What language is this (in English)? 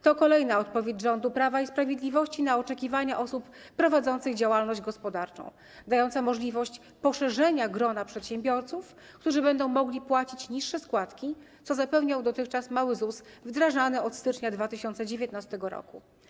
Polish